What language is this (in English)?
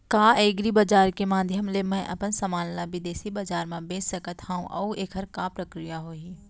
Chhattisgarhi